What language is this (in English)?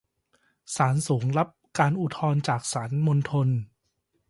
Thai